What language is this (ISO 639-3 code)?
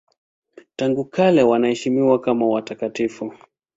swa